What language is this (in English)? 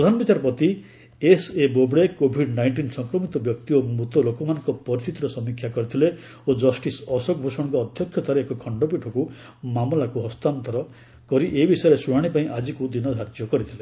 Odia